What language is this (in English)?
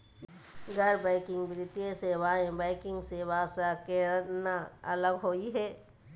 Magahi